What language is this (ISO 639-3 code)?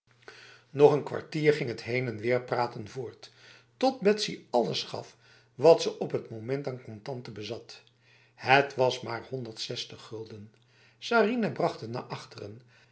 nld